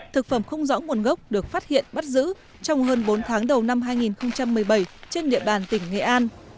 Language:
Vietnamese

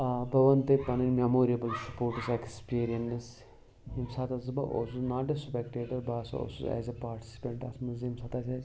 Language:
Kashmiri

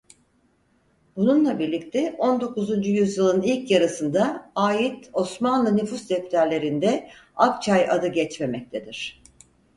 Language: Turkish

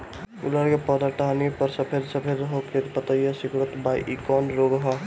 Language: Bhojpuri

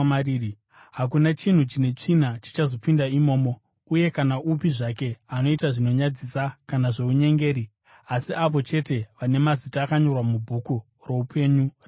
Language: Shona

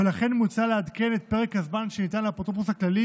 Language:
Hebrew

